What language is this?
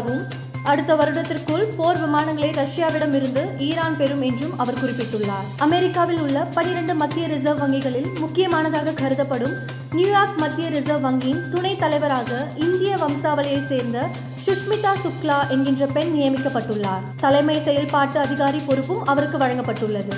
Tamil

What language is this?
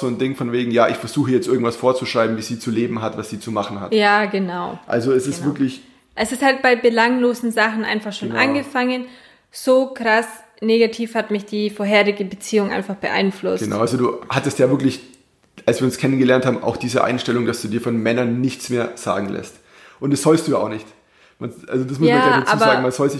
German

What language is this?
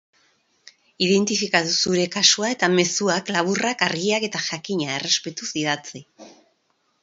Basque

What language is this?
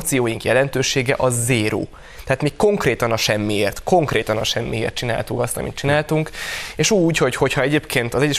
Hungarian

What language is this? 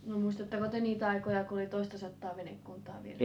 Finnish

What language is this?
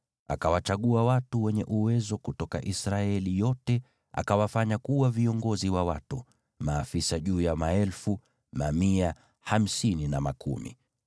Swahili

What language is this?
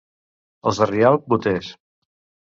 Catalan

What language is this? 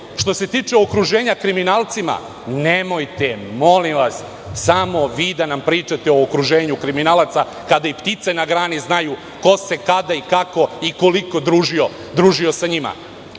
Serbian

